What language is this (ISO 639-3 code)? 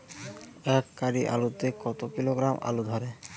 ben